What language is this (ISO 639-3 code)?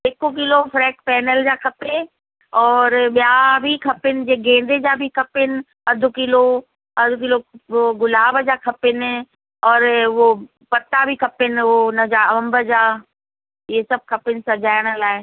snd